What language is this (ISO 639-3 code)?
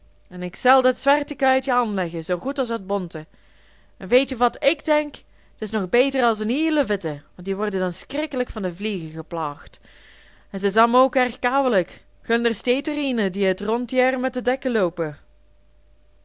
nld